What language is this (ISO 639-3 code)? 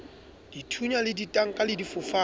sot